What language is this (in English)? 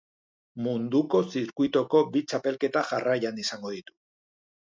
Basque